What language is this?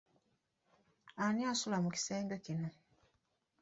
Ganda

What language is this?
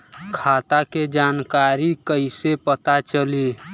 Bhojpuri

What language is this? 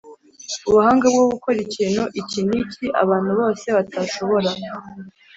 Kinyarwanda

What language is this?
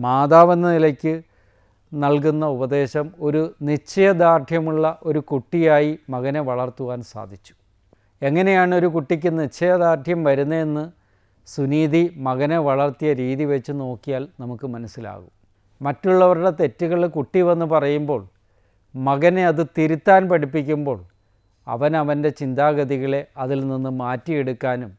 Korean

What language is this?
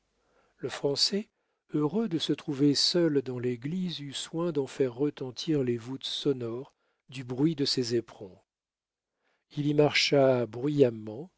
French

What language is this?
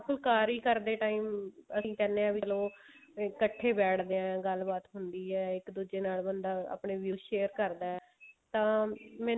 Punjabi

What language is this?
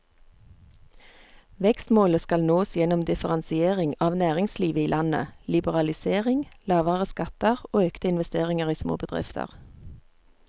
Norwegian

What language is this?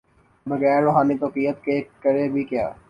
Urdu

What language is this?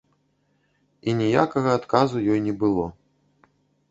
Belarusian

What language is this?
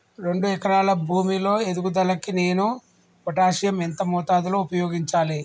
Telugu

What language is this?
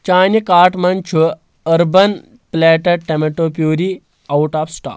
Kashmiri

